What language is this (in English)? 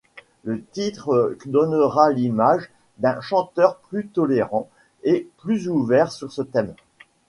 French